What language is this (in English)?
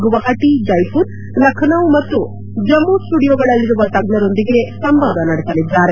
Kannada